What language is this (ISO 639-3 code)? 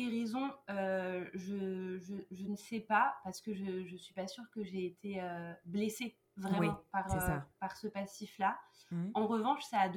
fra